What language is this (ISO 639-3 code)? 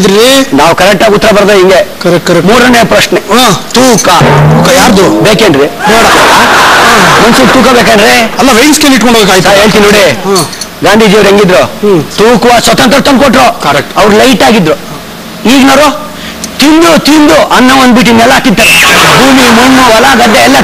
kan